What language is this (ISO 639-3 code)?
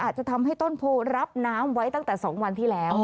tha